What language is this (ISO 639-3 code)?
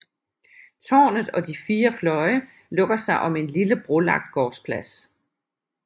dan